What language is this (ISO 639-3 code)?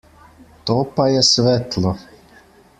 slv